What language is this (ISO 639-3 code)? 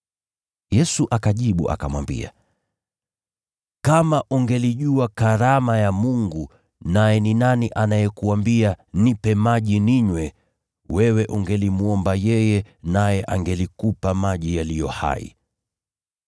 swa